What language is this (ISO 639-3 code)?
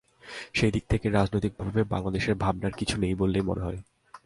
ben